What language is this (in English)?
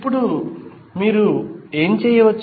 Telugu